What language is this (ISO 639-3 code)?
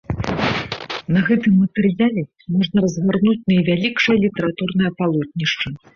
bel